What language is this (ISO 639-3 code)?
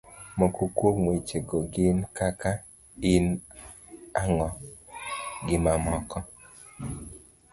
luo